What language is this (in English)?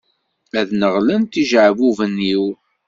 Kabyle